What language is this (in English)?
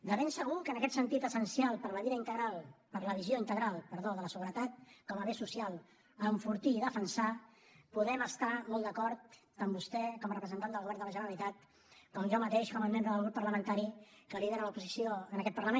Catalan